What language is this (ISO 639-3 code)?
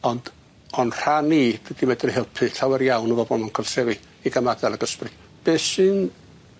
cym